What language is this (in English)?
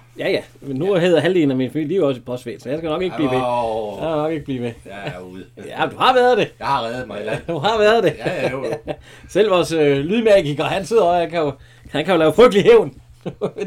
Danish